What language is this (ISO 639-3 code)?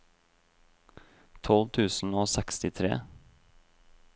nor